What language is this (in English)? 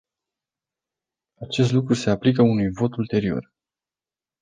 Romanian